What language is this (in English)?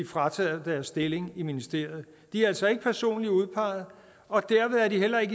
Danish